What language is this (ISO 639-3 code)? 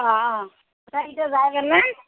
asm